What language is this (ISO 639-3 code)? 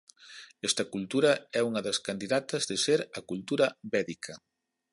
glg